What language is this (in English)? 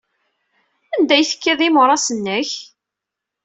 Kabyle